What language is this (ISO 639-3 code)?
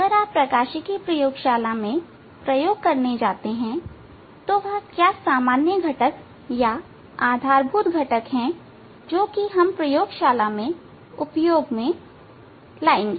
hin